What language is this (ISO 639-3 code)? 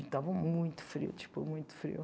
por